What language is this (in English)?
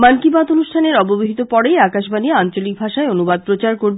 Bangla